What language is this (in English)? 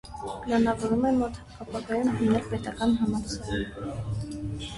Armenian